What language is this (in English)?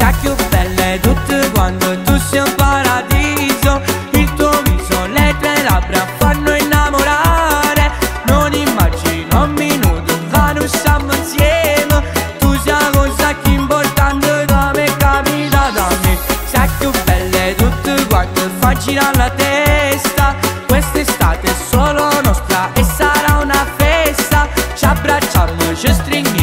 Romanian